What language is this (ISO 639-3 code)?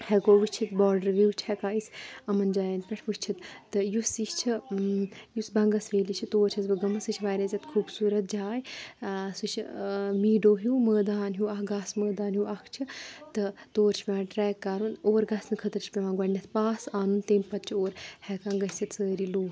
kas